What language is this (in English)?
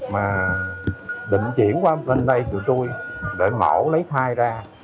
Vietnamese